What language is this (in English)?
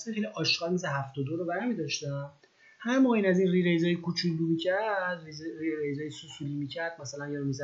Persian